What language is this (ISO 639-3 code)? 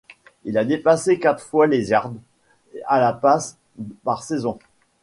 fra